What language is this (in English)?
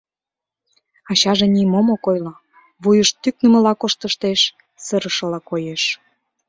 Mari